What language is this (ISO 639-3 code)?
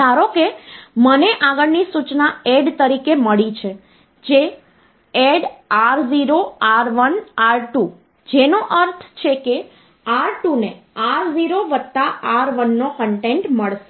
guj